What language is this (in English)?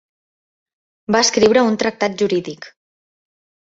Catalan